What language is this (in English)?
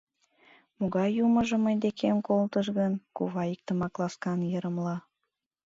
Mari